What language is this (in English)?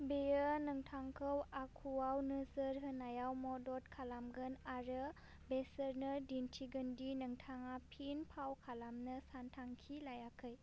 Bodo